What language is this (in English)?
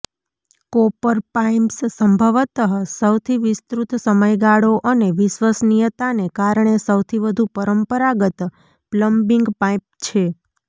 Gujarati